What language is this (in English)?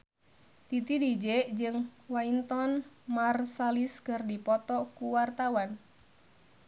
Sundanese